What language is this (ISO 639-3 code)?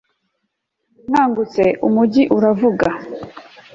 kin